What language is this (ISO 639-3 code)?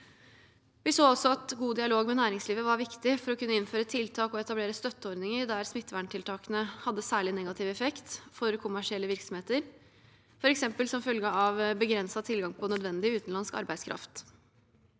nor